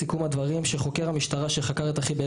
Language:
Hebrew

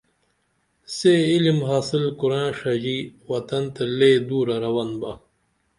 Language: Dameli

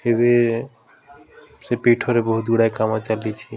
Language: Odia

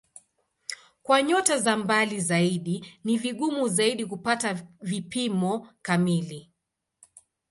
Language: Swahili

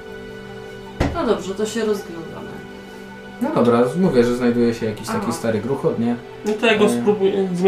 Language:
Polish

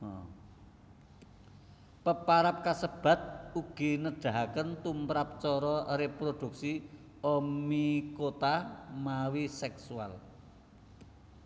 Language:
Javanese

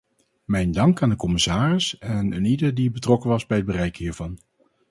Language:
Dutch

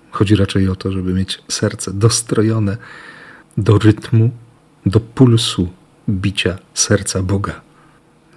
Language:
Polish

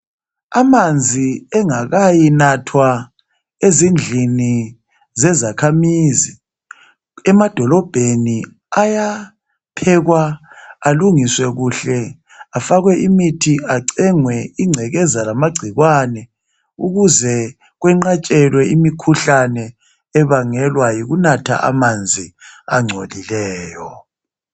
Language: North Ndebele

